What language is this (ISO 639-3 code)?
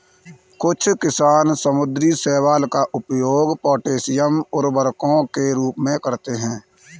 hin